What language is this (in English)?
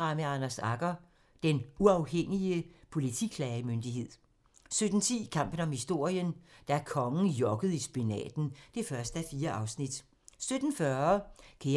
Danish